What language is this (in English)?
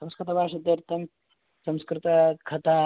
Sanskrit